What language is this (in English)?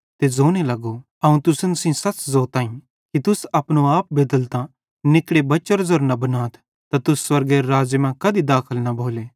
Bhadrawahi